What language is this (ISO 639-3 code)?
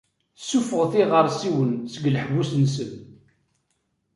kab